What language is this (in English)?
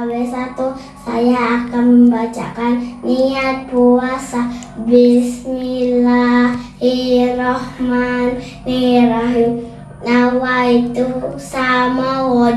Indonesian